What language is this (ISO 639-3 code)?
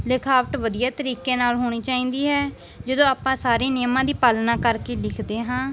pan